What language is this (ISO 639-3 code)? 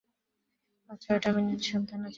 ben